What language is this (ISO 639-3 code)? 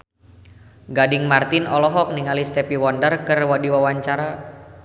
sun